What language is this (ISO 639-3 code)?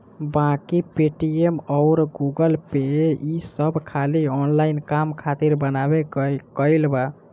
bho